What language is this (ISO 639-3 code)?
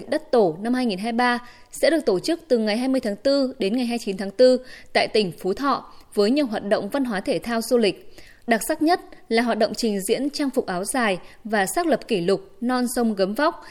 vie